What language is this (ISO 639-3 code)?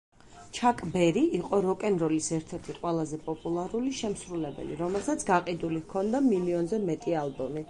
kat